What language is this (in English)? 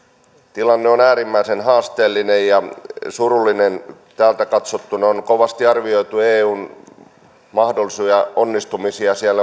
Finnish